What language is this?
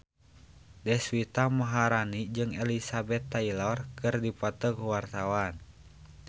Sundanese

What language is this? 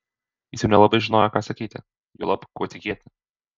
Lithuanian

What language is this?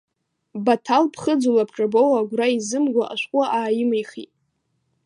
Abkhazian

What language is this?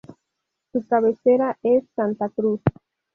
Spanish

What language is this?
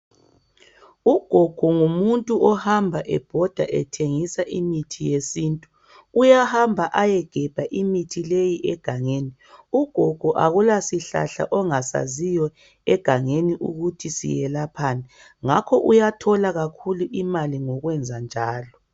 North Ndebele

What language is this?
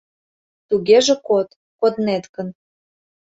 Mari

